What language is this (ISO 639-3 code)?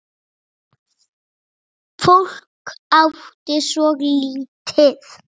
isl